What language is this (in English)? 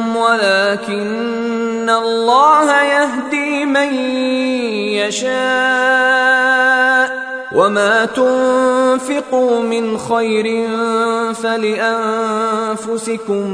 Arabic